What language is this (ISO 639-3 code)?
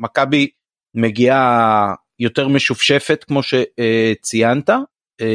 heb